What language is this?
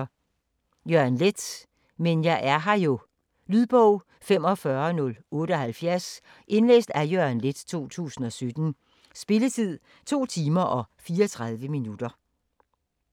Danish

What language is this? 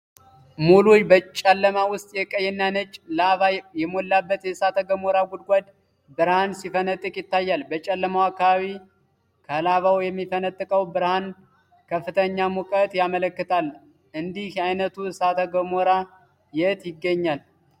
Amharic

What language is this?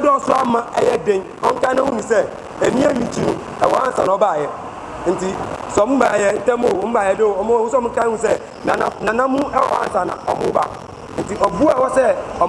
English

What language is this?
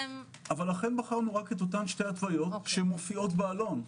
Hebrew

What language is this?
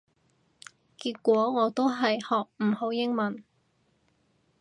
Cantonese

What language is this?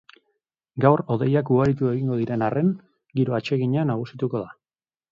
Basque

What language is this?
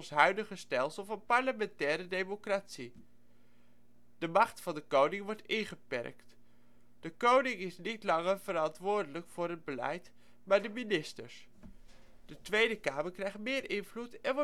Dutch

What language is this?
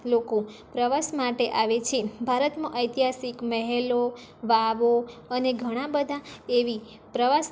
Gujarati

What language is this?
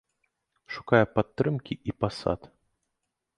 Belarusian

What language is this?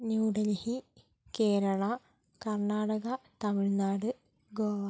Malayalam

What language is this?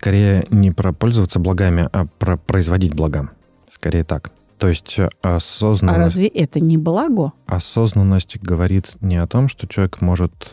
Russian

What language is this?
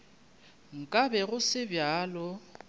Northern Sotho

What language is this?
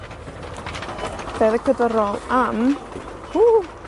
Welsh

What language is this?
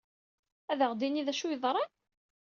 Kabyle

